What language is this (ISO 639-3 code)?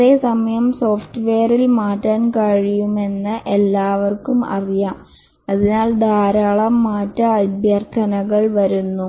mal